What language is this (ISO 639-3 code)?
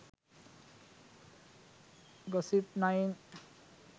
sin